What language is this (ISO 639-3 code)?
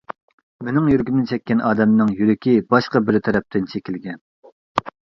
uig